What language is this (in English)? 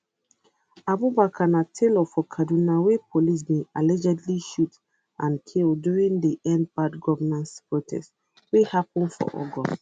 Nigerian Pidgin